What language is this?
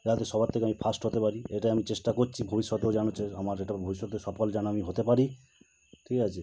Bangla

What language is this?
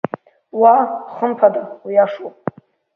Abkhazian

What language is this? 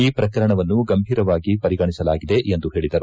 Kannada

